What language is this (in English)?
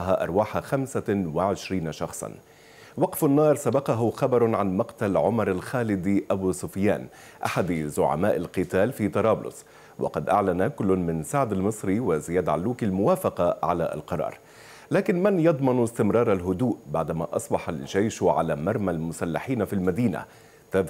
Arabic